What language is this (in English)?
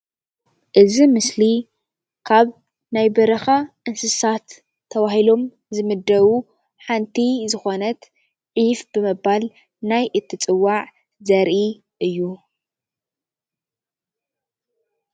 Tigrinya